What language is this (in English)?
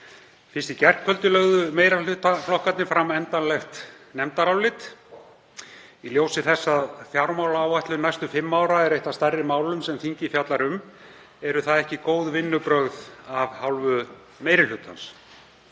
Icelandic